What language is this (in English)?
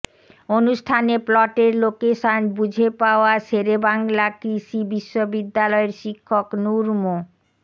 Bangla